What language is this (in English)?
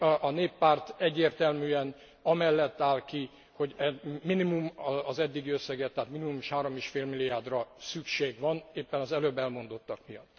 Hungarian